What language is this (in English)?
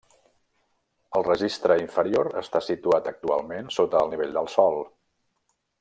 Catalan